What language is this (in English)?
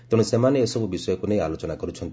Odia